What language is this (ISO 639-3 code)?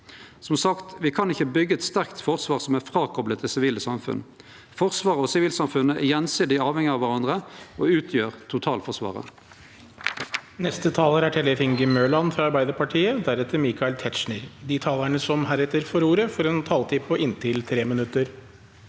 nor